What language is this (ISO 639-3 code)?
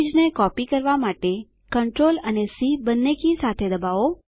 guj